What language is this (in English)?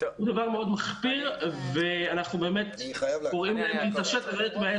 Hebrew